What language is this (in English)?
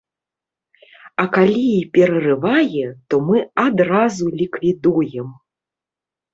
Belarusian